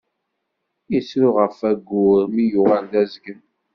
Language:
Kabyle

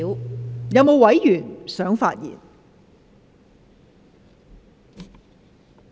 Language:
Cantonese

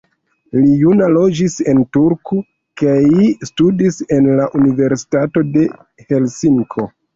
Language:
Esperanto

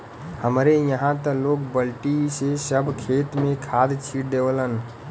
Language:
Bhojpuri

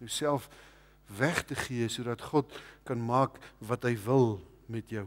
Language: Dutch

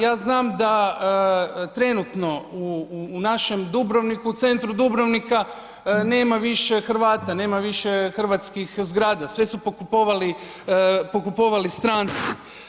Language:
Croatian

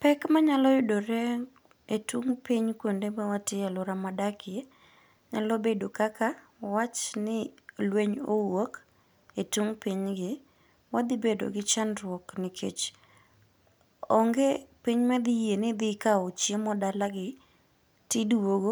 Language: Luo (Kenya and Tanzania)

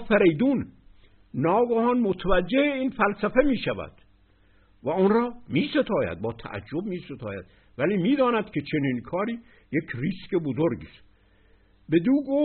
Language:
Persian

